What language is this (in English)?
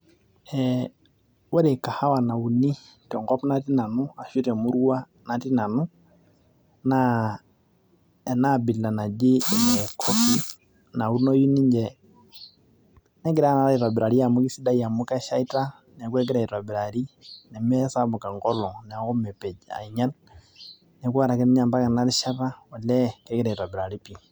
Masai